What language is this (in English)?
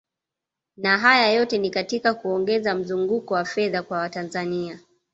Swahili